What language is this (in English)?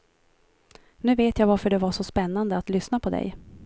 Swedish